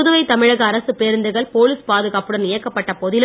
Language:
Tamil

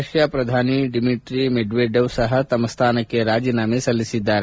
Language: Kannada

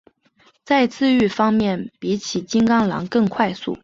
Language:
Chinese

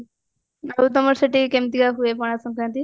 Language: Odia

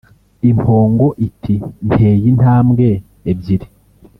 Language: Kinyarwanda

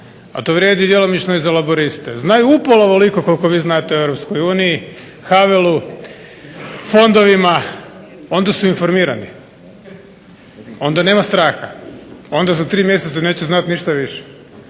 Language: Croatian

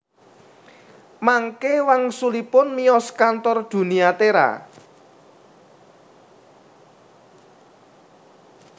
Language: Javanese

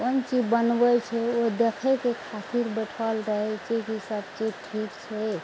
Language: Maithili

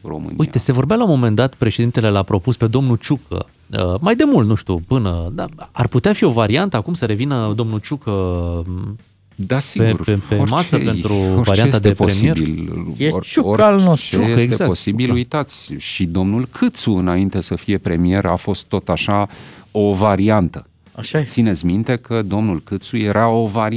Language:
Romanian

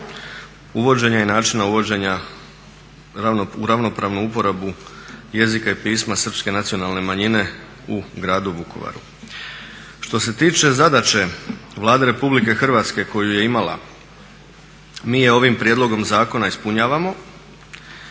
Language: Croatian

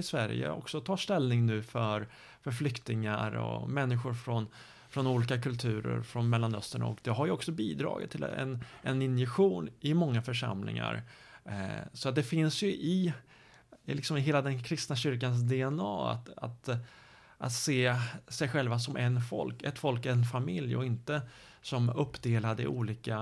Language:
Swedish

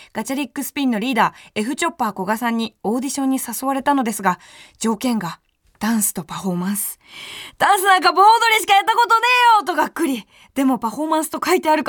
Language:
Japanese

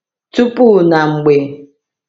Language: Igbo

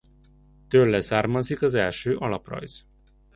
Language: Hungarian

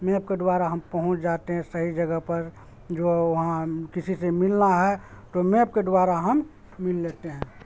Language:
Urdu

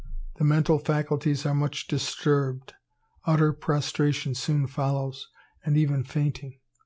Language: English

